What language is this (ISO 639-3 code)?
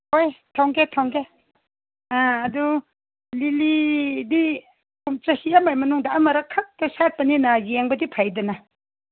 mni